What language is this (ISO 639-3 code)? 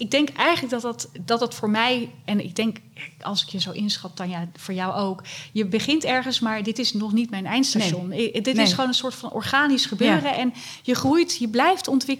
nld